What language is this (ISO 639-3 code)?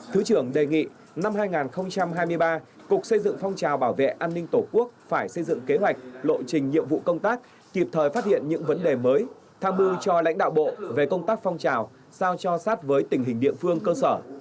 vie